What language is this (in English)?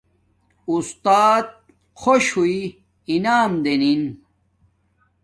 Domaaki